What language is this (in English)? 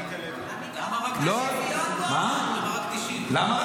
Hebrew